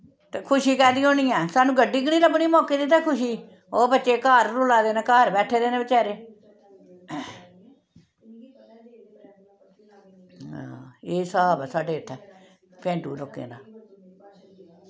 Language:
Dogri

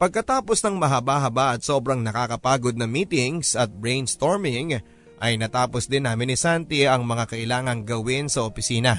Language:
Filipino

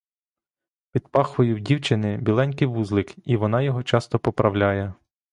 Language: Ukrainian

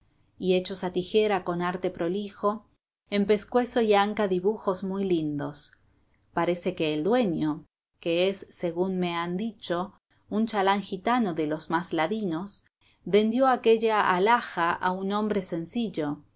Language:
Spanish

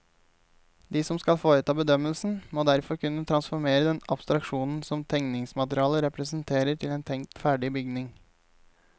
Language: Norwegian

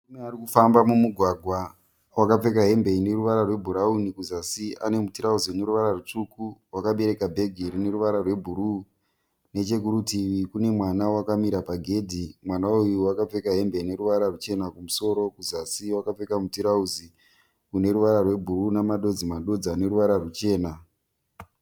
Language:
Shona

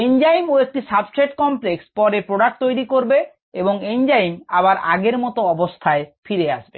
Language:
Bangla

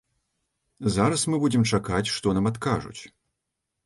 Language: Belarusian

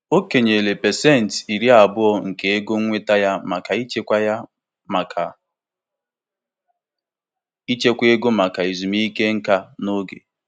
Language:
Igbo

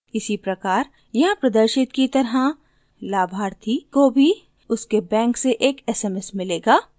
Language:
Hindi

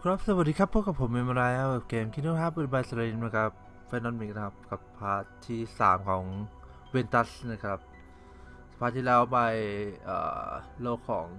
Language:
Thai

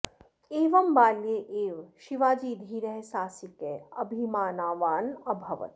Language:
Sanskrit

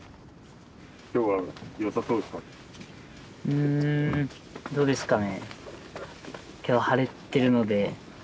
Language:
Japanese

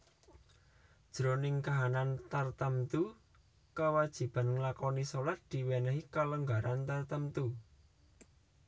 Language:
Javanese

